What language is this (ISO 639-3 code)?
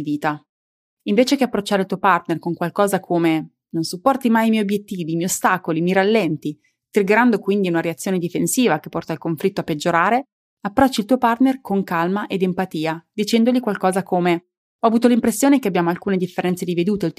ita